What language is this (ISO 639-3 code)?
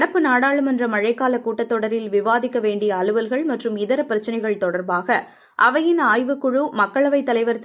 tam